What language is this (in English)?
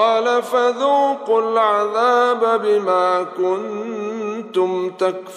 Arabic